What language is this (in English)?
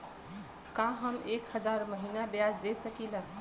Bhojpuri